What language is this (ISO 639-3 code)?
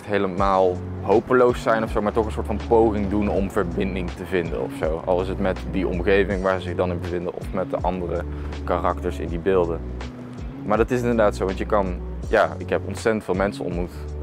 nld